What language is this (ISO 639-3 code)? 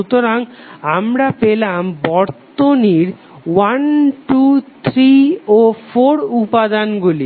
ben